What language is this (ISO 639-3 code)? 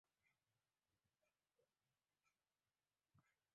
uzb